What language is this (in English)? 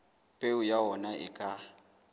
Southern Sotho